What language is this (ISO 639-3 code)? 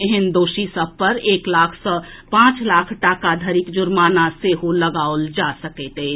mai